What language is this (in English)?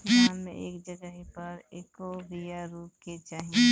Bhojpuri